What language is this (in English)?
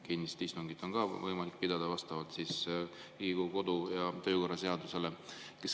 Estonian